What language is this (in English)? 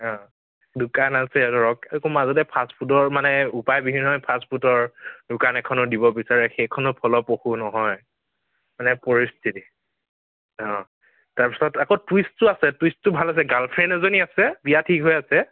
Assamese